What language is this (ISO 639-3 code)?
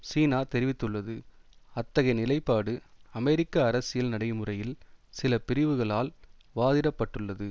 tam